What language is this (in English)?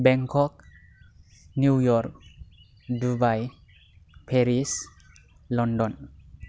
Bodo